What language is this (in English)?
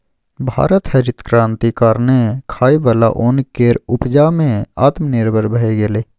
Maithili